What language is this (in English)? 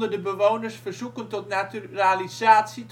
Dutch